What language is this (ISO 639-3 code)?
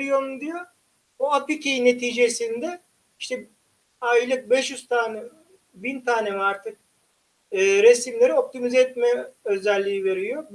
tur